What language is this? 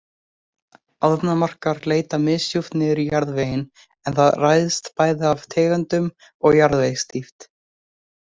Icelandic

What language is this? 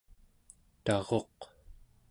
Central Yupik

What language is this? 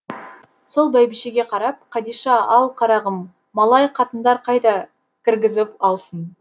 Kazakh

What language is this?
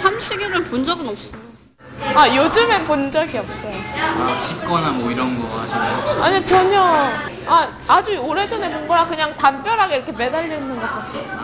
Korean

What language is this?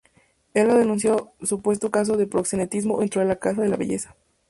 Spanish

